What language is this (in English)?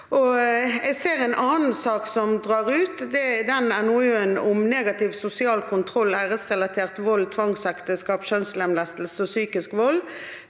Norwegian